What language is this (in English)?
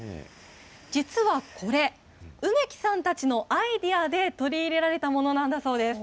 Japanese